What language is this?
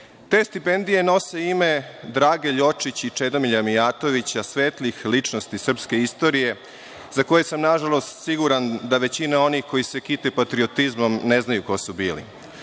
Serbian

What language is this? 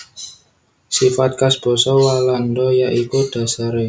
Javanese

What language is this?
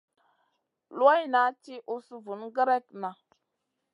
Masana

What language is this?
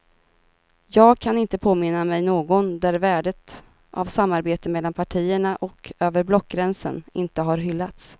Swedish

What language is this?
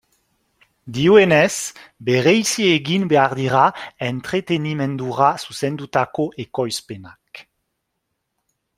Basque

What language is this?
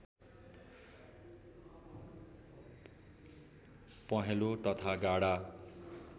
Nepali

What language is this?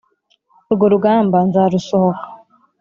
Kinyarwanda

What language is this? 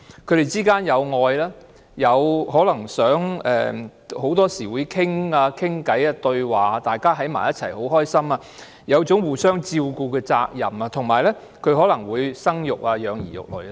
Cantonese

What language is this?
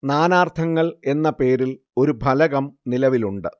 Malayalam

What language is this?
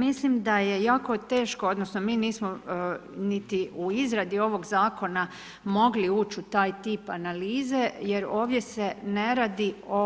Croatian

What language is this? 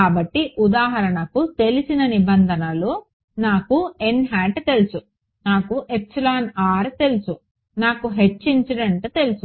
Telugu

